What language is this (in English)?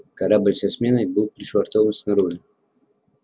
Russian